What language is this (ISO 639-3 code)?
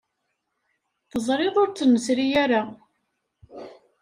kab